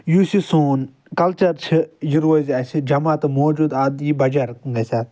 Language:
Kashmiri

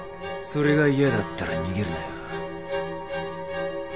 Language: Japanese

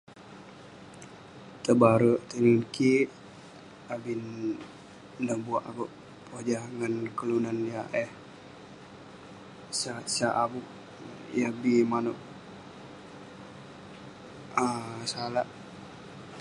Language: Western Penan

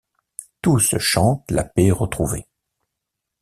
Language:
French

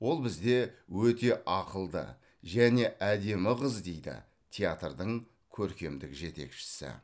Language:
Kazakh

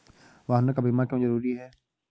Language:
Hindi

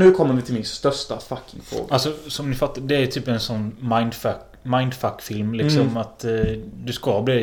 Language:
Swedish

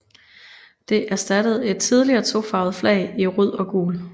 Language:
Danish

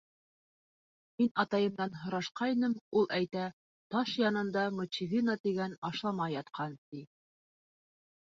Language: Bashkir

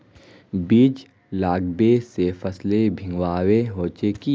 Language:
Magahi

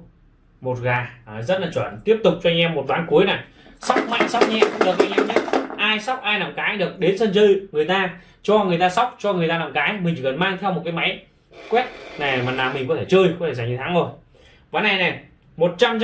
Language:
Vietnamese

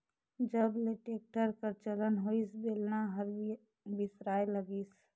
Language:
Chhattisgarhi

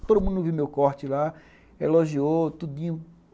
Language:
Portuguese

